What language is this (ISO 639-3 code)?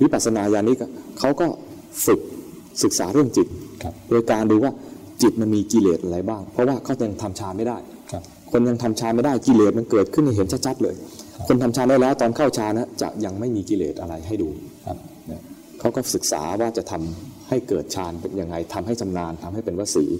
tha